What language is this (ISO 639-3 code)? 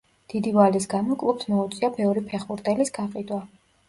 kat